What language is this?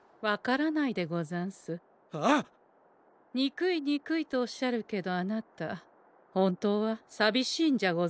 Japanese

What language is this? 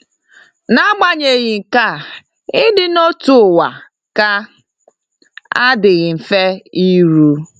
Igbo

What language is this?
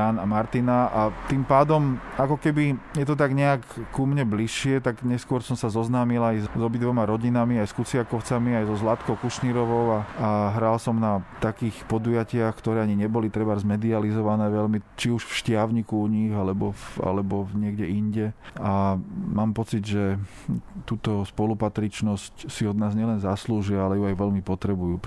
Slovak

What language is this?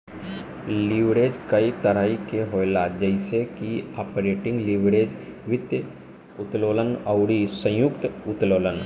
Bhojpuri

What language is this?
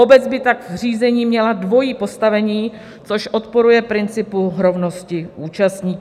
Czech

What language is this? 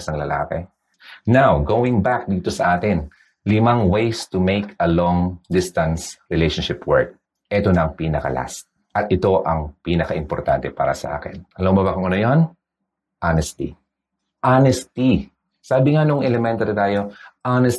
Filipino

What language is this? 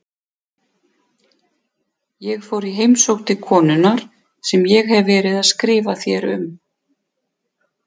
Icelandic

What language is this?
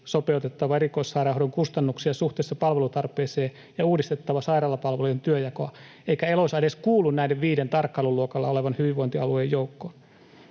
Finnish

